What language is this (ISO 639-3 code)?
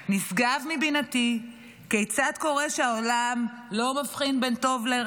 heb